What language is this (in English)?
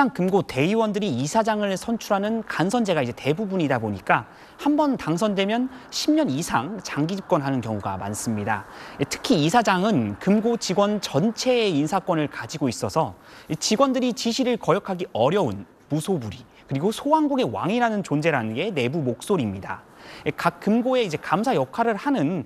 Korean